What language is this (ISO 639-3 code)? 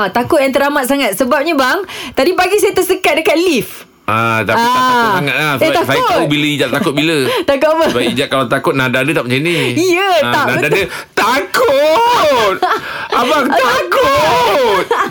msa